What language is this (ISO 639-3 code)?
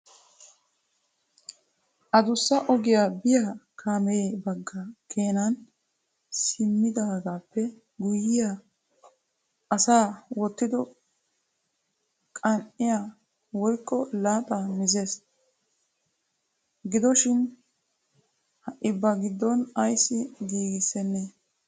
wal